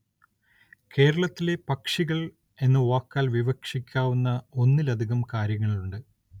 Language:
Malayalam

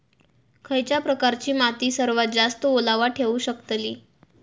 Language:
Marathi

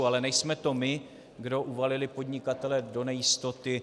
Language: Czech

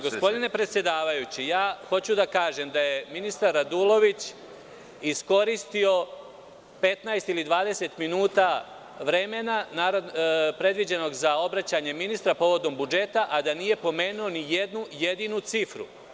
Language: Serbian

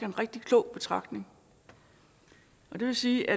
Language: Danish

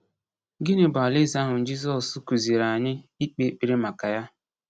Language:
Igbo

